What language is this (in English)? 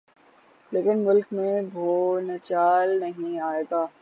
Urdu